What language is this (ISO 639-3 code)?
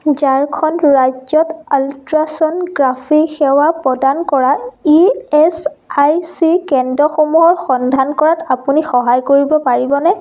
asm